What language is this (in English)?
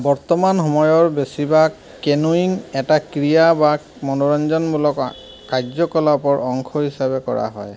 Assamese